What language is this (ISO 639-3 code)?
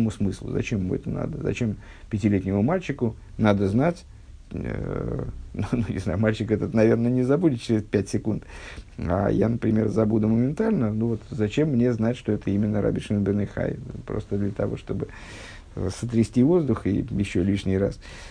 rus